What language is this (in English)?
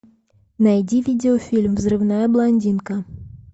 Russian